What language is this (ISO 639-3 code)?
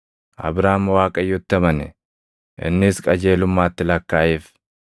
orm